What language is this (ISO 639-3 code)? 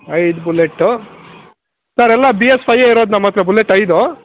kan